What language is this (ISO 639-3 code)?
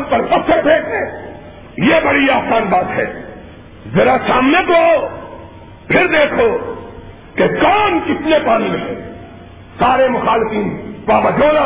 urd